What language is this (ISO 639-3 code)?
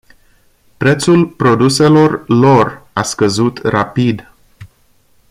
ron